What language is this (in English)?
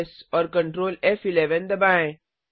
Hindi